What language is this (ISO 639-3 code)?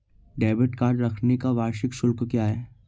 hin